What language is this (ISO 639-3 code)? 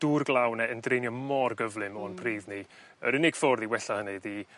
cym